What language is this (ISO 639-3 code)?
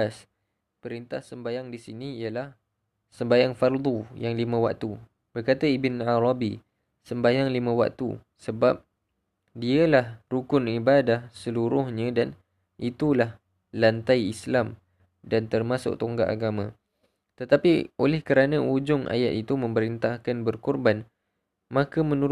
msa